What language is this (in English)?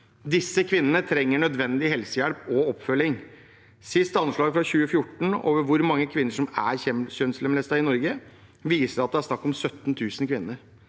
Norwegian